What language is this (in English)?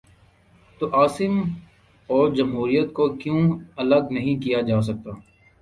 Urdu